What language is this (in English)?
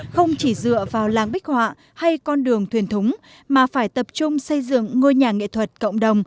Vietnamese